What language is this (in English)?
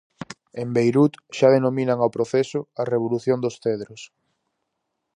Galician